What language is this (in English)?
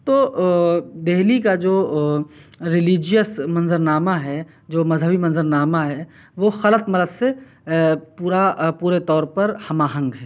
Urdu